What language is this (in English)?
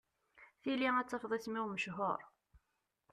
Kabyle